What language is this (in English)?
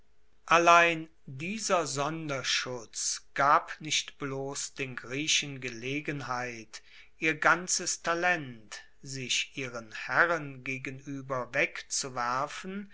German